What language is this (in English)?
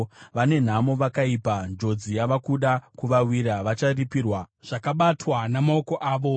Shona